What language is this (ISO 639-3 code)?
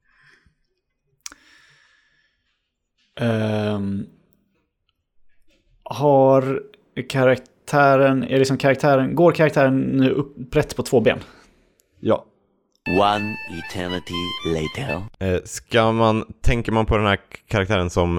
swe